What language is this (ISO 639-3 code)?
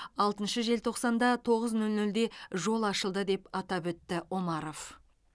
kaz